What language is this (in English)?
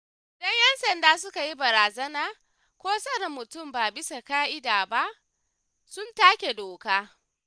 Hausa